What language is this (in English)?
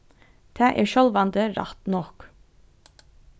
Faroese